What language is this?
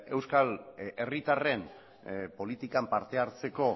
Basque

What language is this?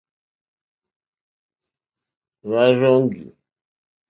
Mokpwe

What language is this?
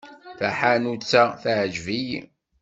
Kabyle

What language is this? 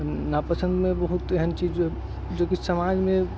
Maithili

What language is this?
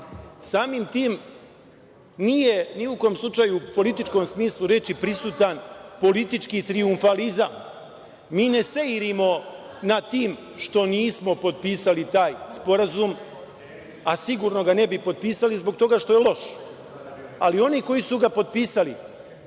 Serbian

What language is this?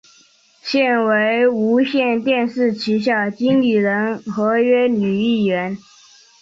Chinese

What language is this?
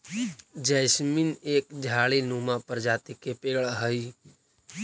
Magahi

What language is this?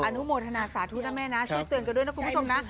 Thai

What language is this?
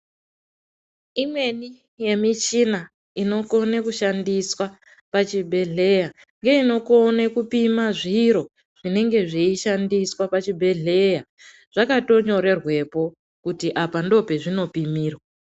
Ndau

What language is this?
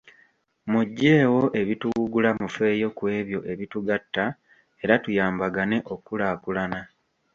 Ganda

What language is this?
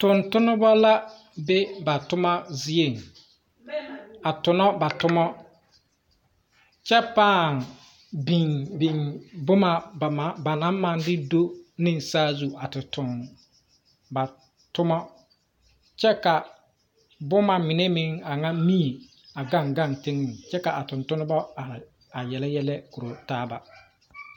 Southern Dagaare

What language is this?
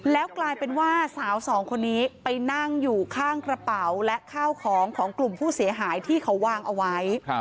Thai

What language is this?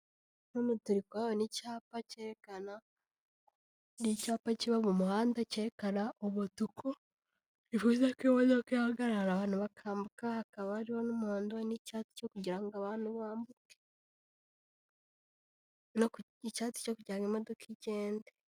Kinyarwanda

